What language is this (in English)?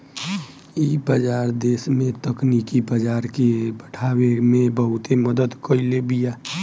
Bhojpuri